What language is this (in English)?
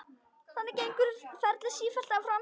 Icelandic